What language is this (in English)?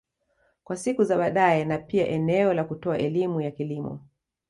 Swahili